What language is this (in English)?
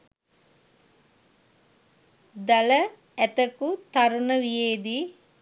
Sinhala